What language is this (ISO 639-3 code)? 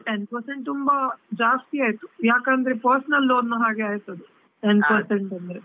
kan